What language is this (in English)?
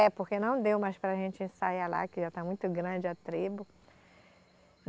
Portuguese